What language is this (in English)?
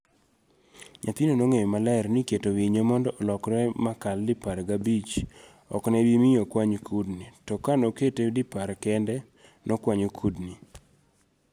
Luo (Kenya and Tanzania)